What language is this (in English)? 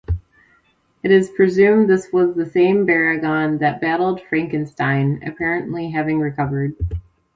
English